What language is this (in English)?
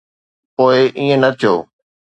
Sindhi